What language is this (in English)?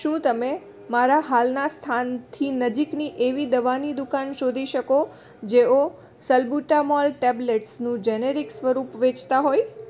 Gujarati